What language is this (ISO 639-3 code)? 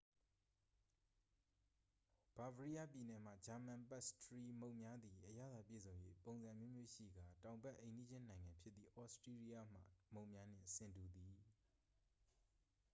mya